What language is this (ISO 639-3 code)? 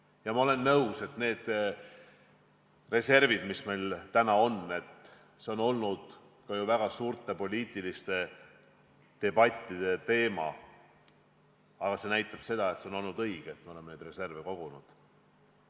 est